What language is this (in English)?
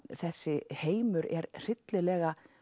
Icelandic